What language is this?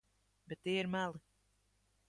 Latvian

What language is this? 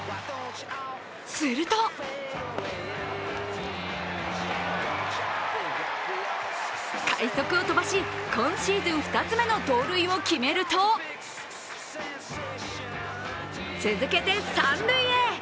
Japanese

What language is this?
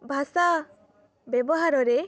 Odia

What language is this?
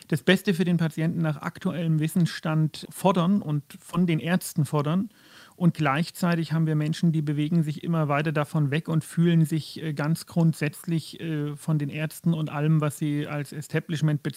German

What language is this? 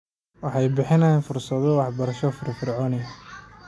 Somali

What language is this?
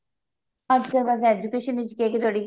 Punjabi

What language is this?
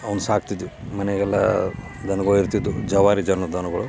Kannada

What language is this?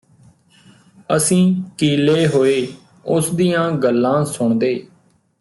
Punjabi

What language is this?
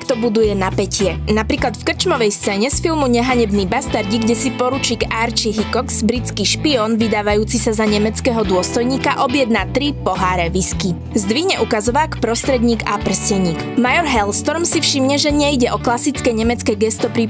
Slovak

